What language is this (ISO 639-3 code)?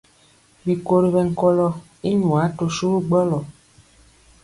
mcx